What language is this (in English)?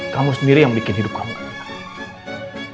Indonesian